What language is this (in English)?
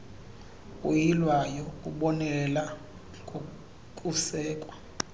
Xhosa